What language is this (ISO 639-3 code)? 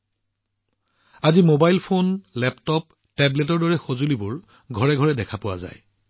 asm